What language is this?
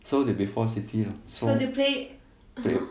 English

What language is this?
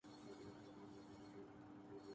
Urdu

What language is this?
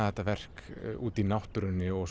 Icelandic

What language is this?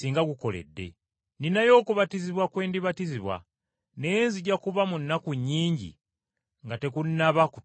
Ganda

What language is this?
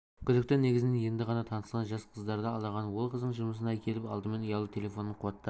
Kazakh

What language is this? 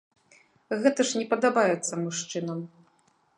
Belarusian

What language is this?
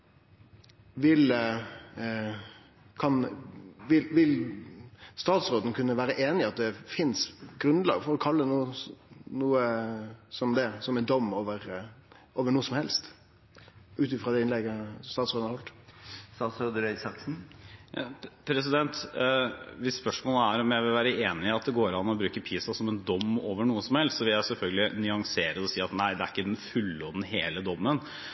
Norwegian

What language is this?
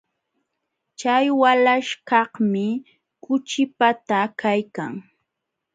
Jauja Wanca Quechua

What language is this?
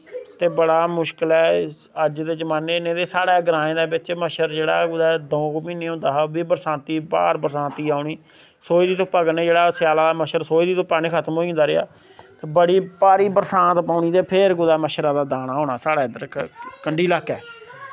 Dogri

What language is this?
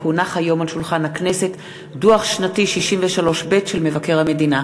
Hebrew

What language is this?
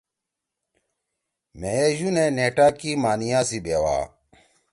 Torwali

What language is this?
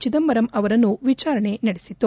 Kannada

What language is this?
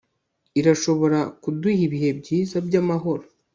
Kinyarwanda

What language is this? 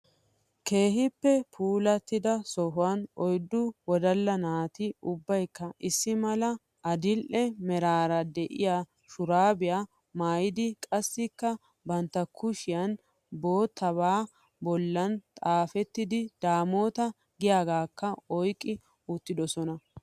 Wolaytta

